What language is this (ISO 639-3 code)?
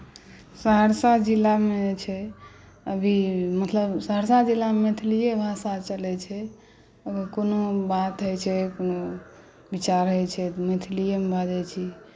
mai